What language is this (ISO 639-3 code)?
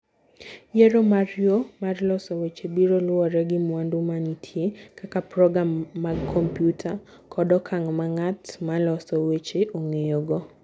luo